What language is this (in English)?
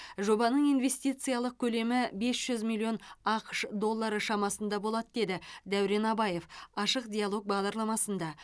Kazakh